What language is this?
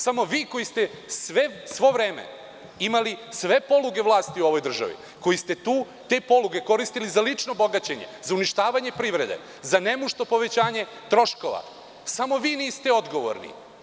Serbian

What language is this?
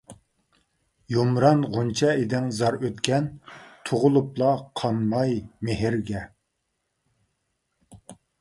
Uyghur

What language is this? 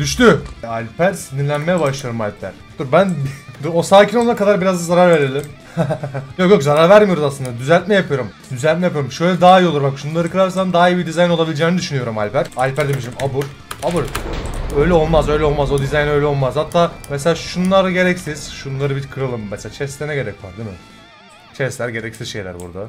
Turkish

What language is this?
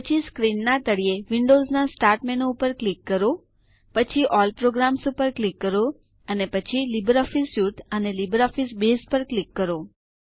Gujarati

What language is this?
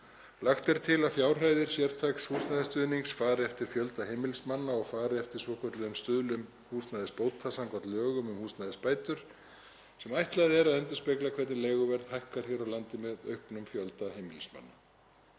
Icelandic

